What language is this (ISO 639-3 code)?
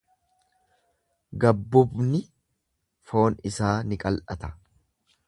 orm